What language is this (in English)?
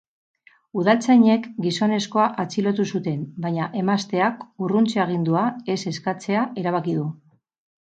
Basque